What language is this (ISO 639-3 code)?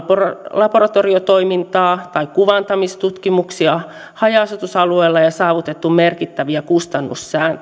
fin